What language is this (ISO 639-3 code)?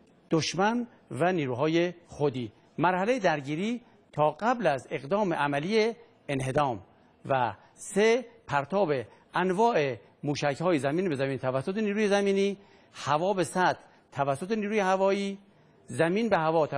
fas